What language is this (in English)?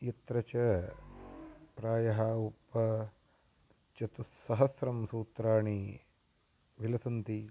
Sanskrit